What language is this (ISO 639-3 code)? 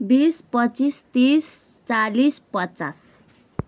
nep